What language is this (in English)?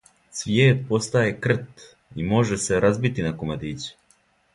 Serbian